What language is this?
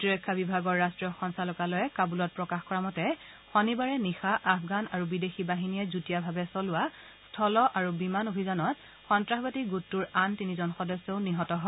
Assamese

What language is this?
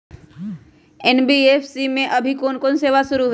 Magahi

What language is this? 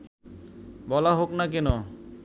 Bangla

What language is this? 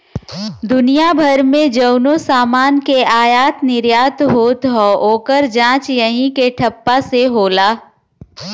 Bhojpuri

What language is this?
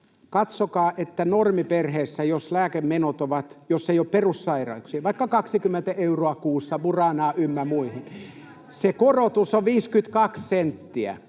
Finnish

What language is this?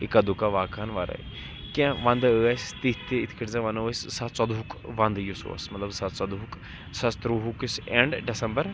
Kashmiri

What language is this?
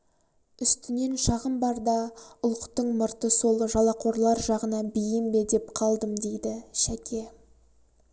Kazakh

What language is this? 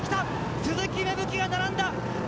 Japanese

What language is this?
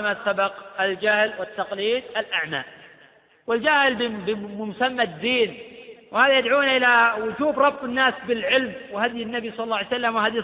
Arabic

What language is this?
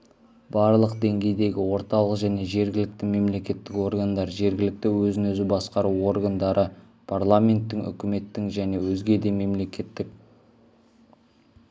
Kazakh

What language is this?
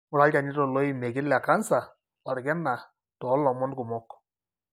Masai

